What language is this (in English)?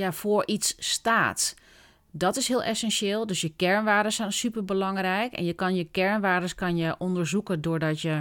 Dutch